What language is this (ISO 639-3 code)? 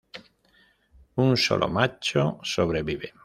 spa